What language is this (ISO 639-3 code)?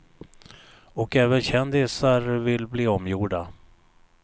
swe